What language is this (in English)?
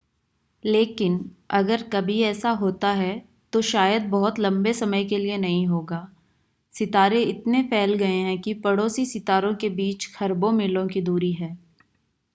Hindi